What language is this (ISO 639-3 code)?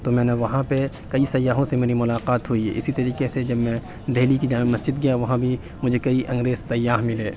urd